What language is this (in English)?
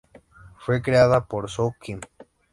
Spanish